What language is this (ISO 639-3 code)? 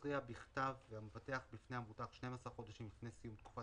heb